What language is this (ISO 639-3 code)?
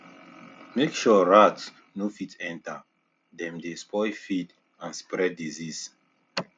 pcm